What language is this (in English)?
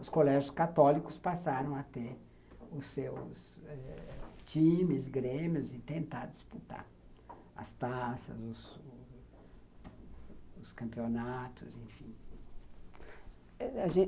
Portuguese